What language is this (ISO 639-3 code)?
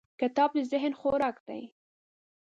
pus